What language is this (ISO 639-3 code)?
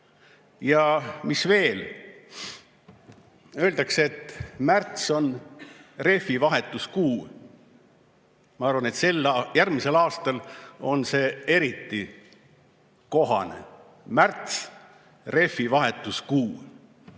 est